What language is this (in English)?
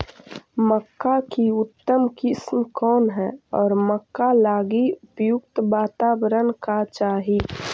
Magahi